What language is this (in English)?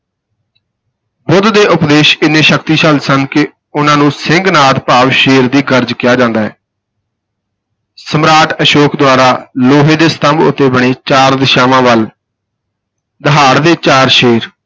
Punjabi